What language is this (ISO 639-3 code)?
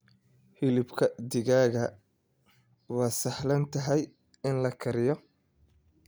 som